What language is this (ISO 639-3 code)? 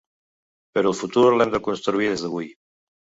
cat